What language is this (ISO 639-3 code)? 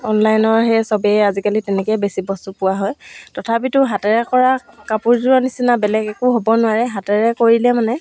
asm